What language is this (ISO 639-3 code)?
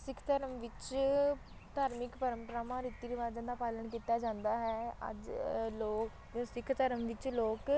pan